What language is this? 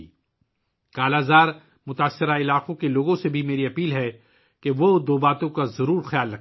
Urdu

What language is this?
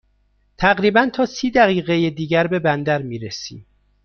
Persian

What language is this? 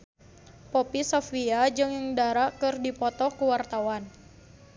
Sundanese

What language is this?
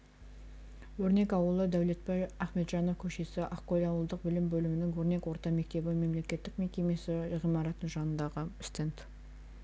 Kazakh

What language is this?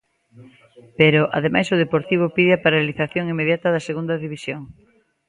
Galician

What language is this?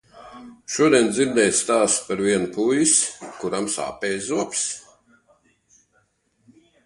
Latvian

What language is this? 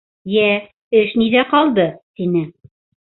Bashkir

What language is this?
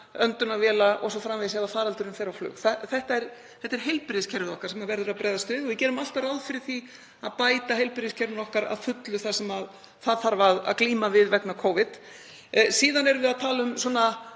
Icelandic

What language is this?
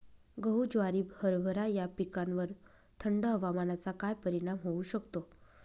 Marathi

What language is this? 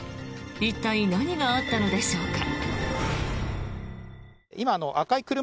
Japanese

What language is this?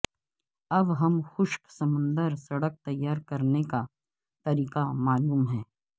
Urdu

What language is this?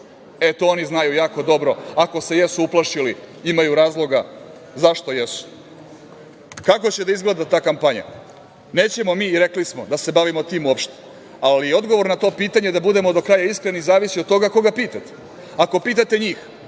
Serbian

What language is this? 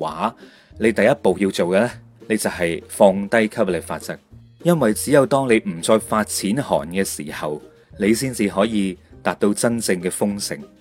Chinese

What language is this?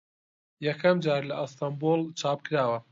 Central Kurdish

